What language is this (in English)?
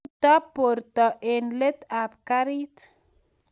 Kalenjin